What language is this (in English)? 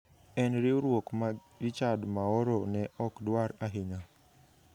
Luo (Kenya and Tanzania)